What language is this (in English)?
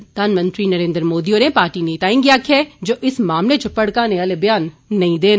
Dogri